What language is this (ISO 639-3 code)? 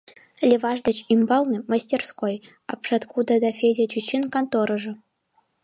chm